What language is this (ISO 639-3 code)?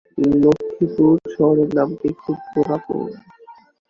ben